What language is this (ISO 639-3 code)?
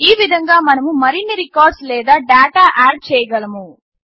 tel